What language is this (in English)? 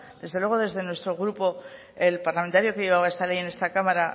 Spanish